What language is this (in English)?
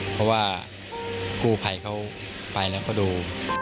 Thai